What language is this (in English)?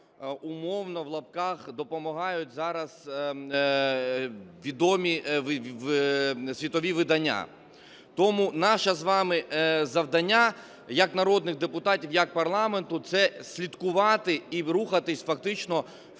Ukrainian